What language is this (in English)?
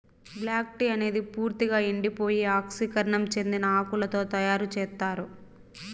Telugu